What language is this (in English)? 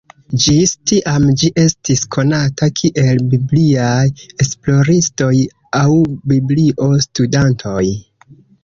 Esperanto